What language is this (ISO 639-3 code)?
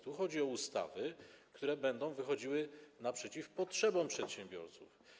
pol